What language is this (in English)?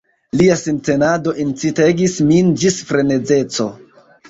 Esperanto